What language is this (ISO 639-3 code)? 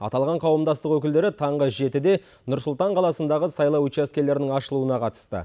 kaz